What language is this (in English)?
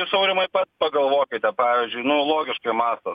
Lithuanian